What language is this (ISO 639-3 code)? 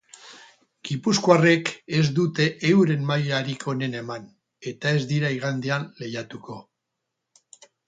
eus